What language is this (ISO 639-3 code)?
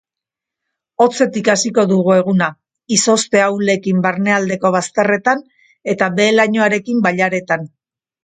eus